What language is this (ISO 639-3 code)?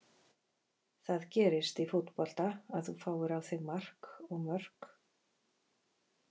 isl